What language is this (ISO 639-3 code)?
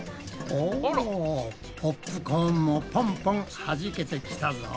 jpn